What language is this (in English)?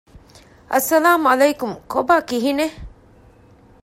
Divehi